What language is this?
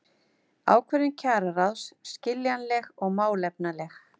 Icelandic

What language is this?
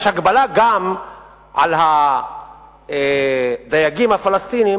Hebrew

